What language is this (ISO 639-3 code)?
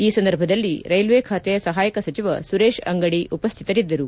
kan